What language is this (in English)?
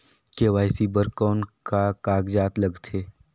Chhattisgarhi